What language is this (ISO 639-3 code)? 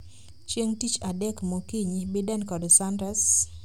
luo